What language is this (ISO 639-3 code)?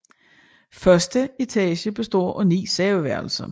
dan